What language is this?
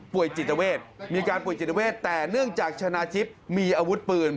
Thai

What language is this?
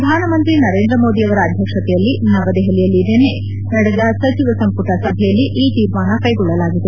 Kannada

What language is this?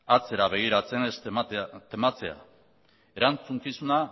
Basque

